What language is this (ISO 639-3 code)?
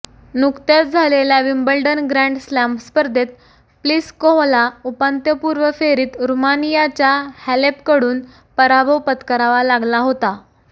mar